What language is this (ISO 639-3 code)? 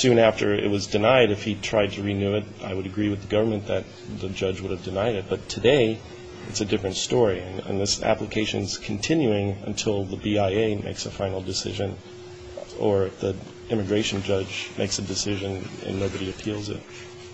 eng